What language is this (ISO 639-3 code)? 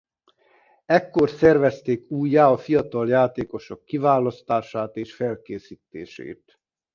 hun